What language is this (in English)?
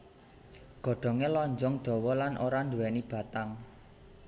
Javanese